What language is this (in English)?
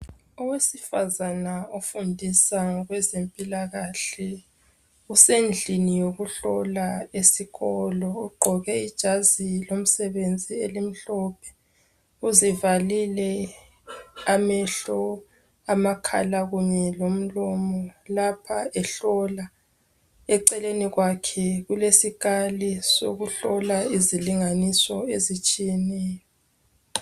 North Ndebele